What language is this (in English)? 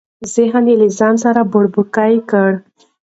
Pashto